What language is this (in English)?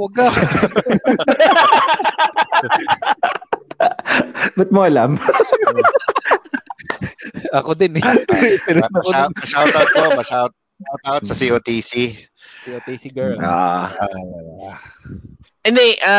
Filipino